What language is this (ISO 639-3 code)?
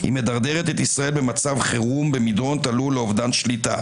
heb